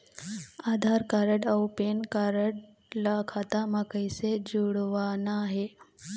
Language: Chhattisgarhi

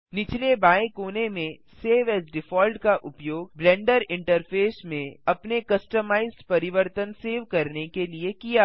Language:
Hindi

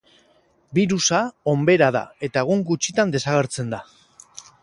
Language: Basque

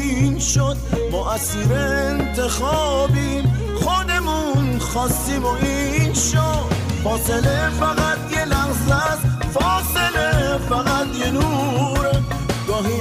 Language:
Persian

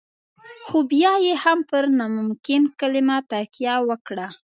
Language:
Pashto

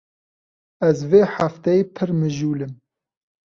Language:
Kurdish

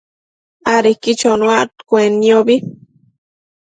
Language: Matsés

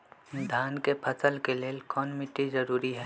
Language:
Magahi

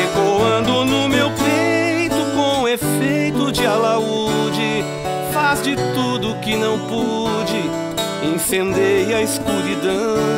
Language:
Portuguese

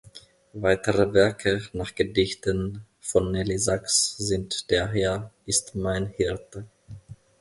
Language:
German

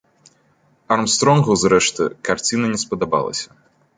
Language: Belarusian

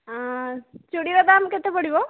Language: Odia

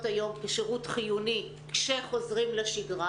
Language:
Hebrew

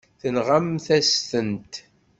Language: Kabyle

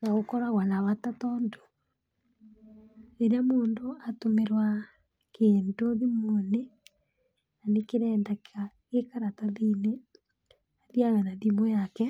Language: Kikuyu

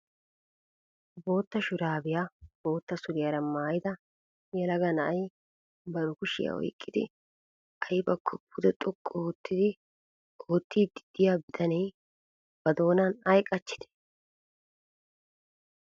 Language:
Wolaytta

